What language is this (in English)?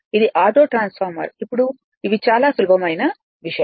Telugu